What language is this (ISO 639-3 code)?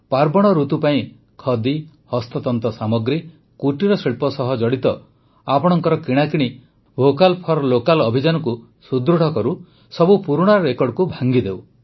ori